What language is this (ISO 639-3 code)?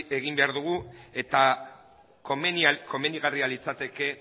eus